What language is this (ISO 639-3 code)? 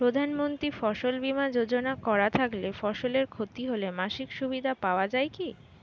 ben